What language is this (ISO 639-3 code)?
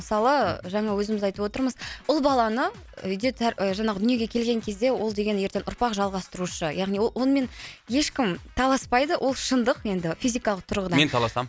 kaz